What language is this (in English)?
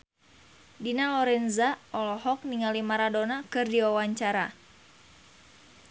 Sundanese